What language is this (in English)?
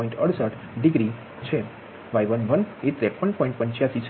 Gujarati